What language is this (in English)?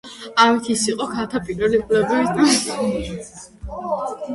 Georgian